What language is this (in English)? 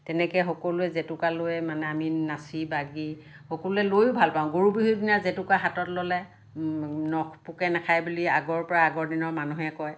Assamese